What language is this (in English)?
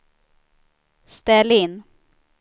Swedish